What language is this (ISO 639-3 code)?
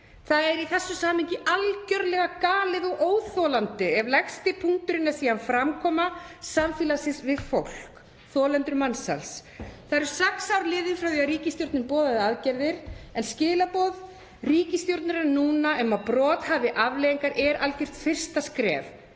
isl